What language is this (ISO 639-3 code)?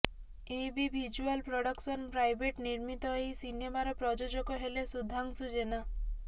ori